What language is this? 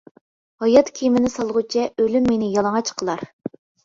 Uyghur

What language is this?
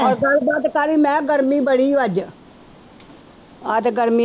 Punjabi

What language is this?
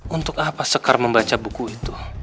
Indonesian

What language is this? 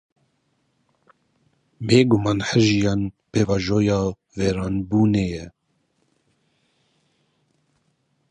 Kurdish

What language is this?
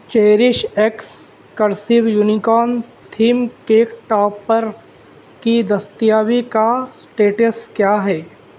Urdu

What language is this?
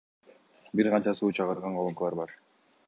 Kyrgyz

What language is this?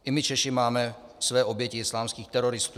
Czech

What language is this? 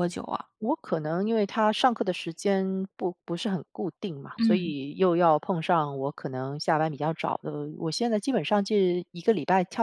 Chinese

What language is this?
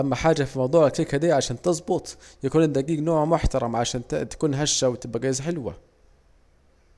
Saidi Arabic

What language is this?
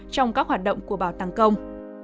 Vietnamese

